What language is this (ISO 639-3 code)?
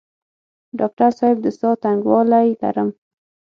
pus